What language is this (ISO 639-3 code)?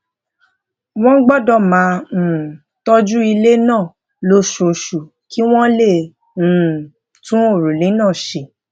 yor